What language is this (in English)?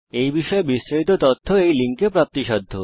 Bangla